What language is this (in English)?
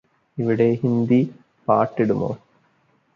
Malayalam